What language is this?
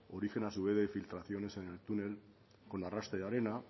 Spanish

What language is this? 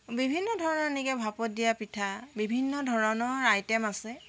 Assamese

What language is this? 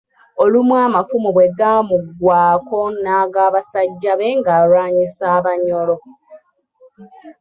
Ganda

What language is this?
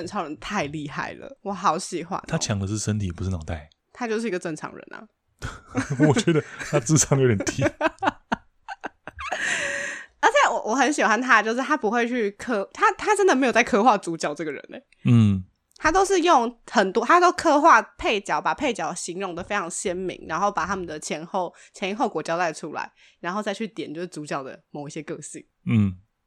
Chinese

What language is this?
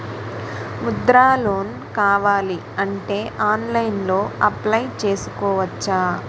Telugu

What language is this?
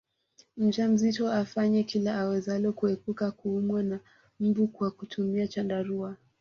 Swahili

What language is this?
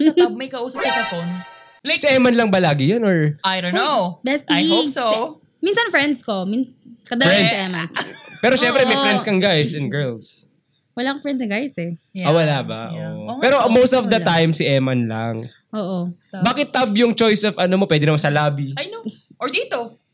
Filipino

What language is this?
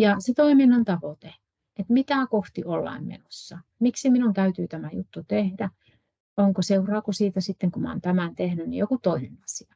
Finnish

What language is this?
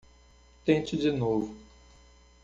Portuguese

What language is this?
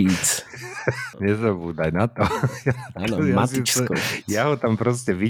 Slovak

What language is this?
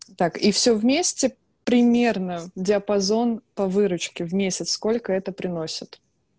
Russian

